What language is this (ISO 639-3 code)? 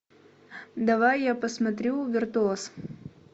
rus